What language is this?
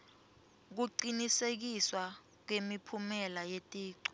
Swati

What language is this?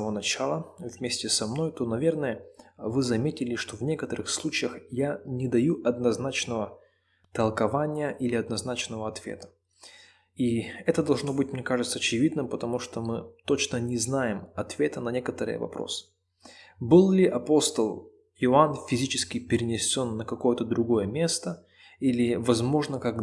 Russian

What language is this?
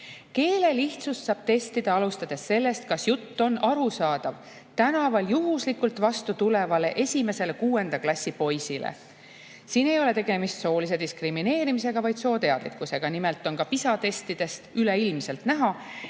Estonian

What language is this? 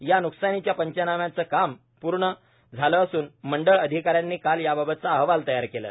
Marathi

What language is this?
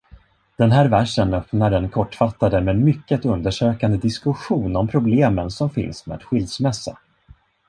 Swedish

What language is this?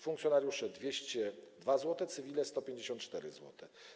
Polish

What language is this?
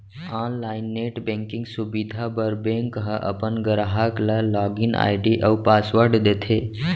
Chhattisgarhi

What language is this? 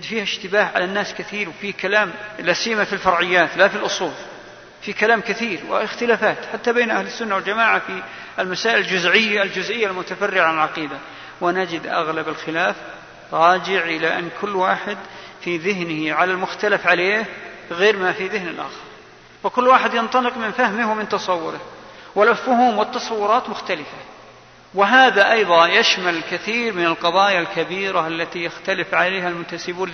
Arabic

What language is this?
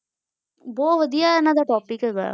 Punjabi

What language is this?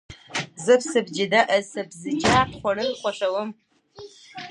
Pashto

